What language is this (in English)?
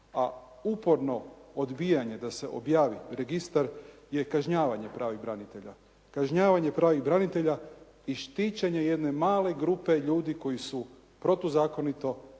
Croatian